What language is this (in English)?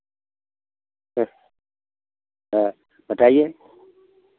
Hindi